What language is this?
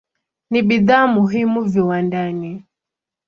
Swahili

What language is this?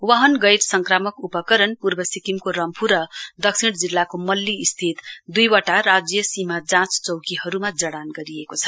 Nepali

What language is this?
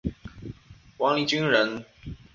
Chinese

